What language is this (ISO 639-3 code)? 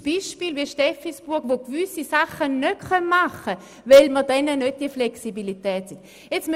gsw